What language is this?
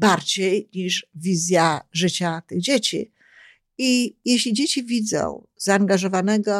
Polish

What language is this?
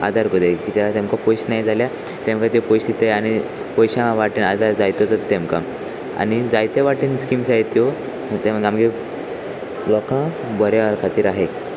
Konkani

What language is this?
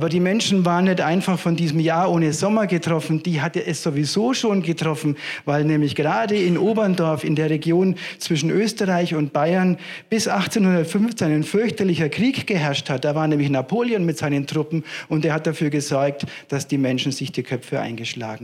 German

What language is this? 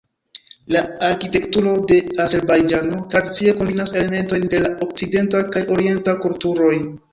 Esperanto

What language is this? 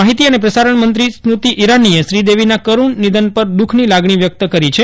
Gujarati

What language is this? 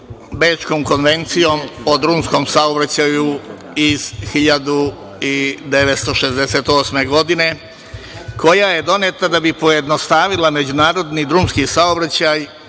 Serbian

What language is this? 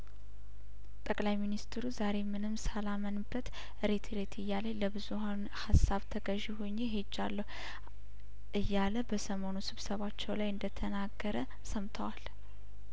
Amharic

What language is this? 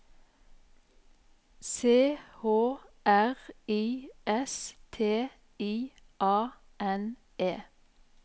Norwegian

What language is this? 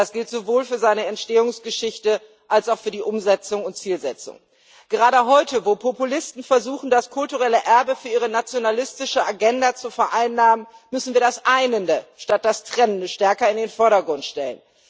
German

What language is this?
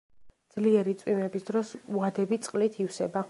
Georgian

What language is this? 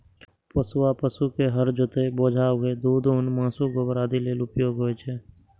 Maithili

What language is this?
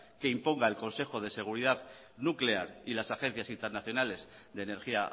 Spanish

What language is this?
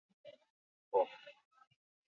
Basque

